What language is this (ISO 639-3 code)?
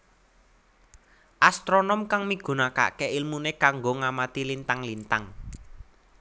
jav